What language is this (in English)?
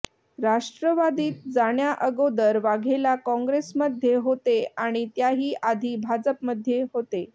Marathi